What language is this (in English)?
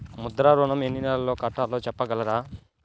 Telugu